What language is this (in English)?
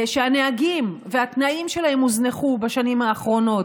Hebrew